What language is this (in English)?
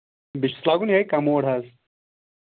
Kashmiri